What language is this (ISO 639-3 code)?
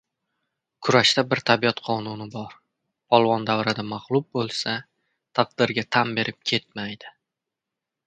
uzb